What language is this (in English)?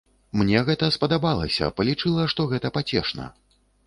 Belarusian